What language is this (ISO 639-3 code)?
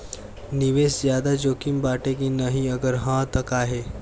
bho